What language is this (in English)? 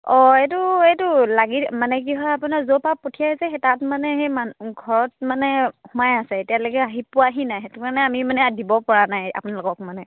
Assamese